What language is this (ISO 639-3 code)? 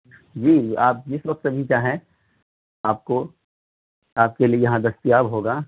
urd